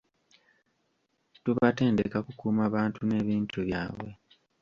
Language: Ganda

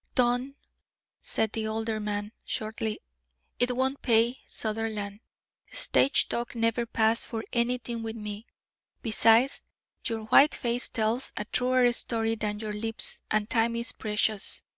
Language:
English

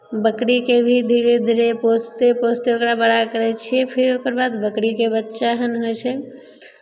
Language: Maithili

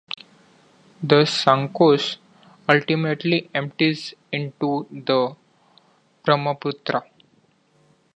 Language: English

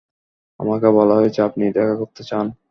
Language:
Bangla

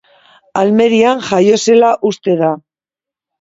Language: Basque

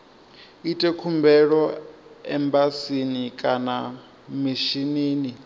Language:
Venda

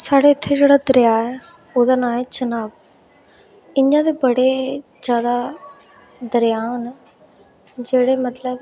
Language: Dogri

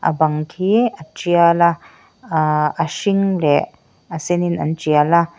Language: Mizo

